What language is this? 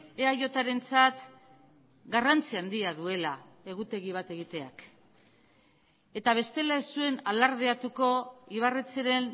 Basque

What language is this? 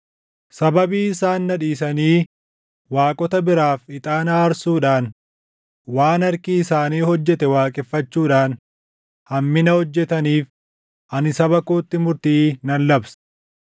Oromo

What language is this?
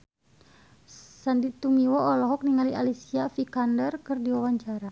Sundanese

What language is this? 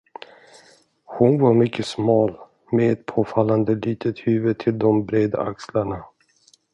Swedish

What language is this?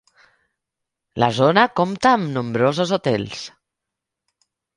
Catalan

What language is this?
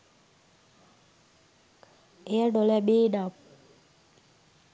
Sinhala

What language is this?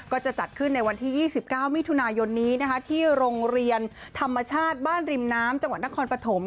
Thai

